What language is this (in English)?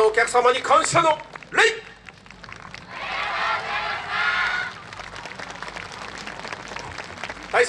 Japanese